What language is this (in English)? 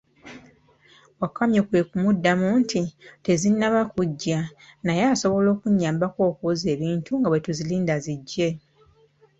Ganda